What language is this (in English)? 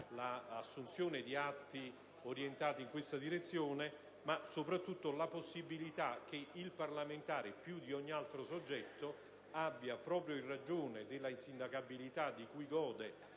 Italian